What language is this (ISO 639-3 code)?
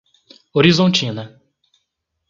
por